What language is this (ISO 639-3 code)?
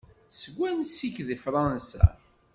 kab